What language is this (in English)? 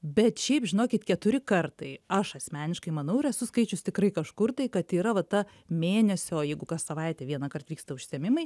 Lithuanian